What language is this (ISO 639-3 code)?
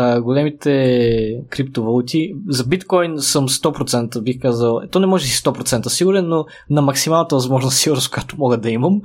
bul